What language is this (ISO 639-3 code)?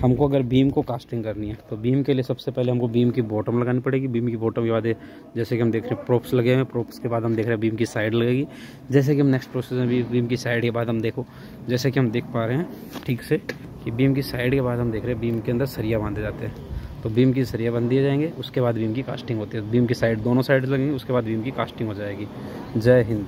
hin